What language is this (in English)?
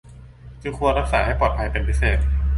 Thai